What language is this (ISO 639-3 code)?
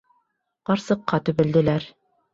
bak